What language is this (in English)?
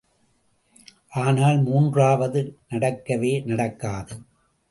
Tamil